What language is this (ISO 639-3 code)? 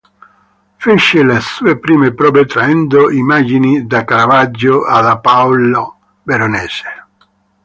ita